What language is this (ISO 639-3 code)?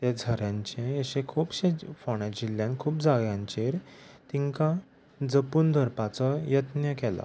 kok